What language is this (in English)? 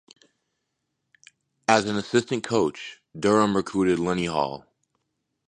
English